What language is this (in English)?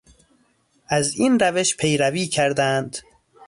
Persian